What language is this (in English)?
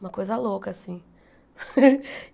Portuguese